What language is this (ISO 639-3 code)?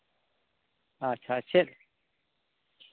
sat